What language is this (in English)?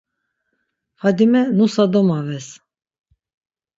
Laz